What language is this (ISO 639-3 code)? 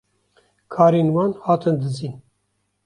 kur